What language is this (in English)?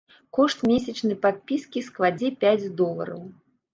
Belarusian